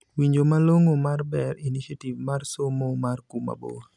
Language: Luo (Kenya and Tanzania)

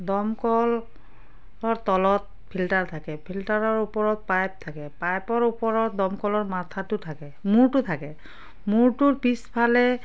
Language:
Assamese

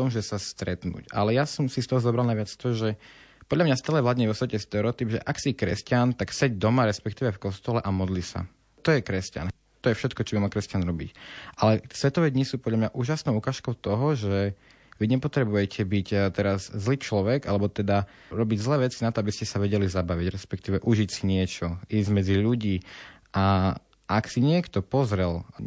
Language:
Slovak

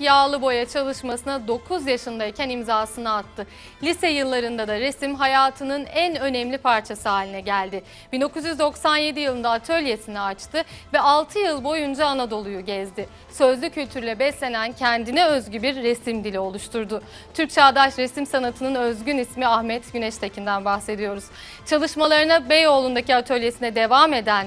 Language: Turkish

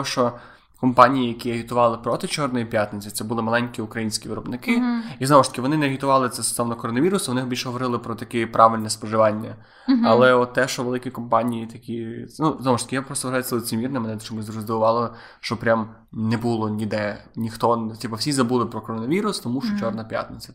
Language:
Ukrainian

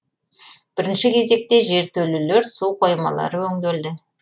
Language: Kazakh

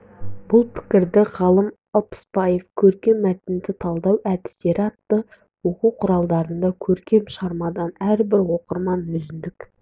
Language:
Kazakh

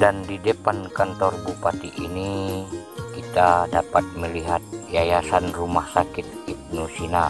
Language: Indonesian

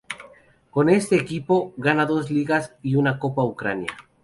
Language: Spanish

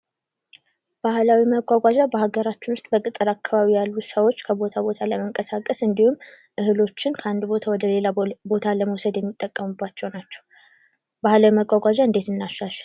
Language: Amharic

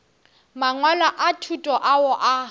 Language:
Northern Sotho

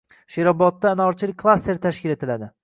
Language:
Uzbek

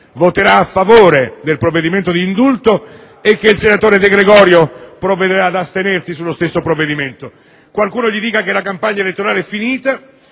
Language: Italian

